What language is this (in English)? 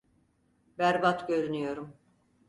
Turkish